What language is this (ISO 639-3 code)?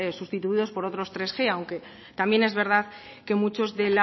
spa